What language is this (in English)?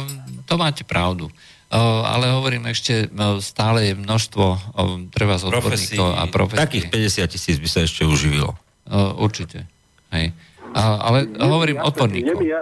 Slovak